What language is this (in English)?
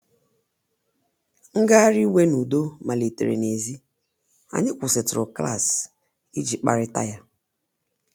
Igbo